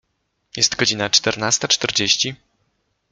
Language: Polish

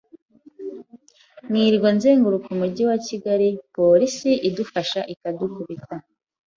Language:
Kinyarwanda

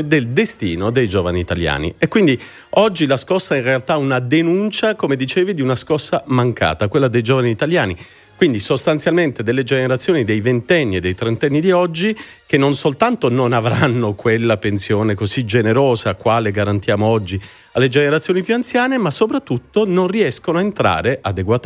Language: Italian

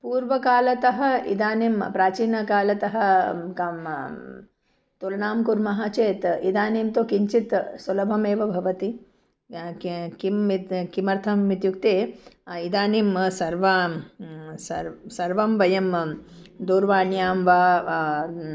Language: Sanskrit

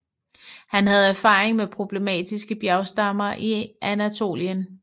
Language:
Danish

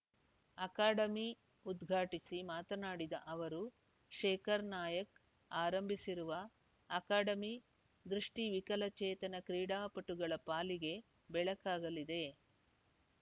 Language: Kannada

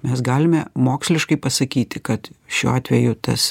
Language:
Lithuanian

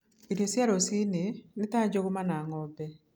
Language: Kikuyu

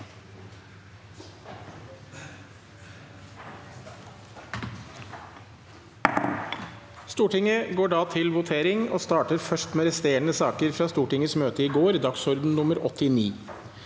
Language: Norwegian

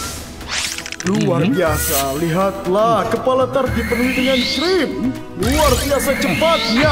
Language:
Indonesian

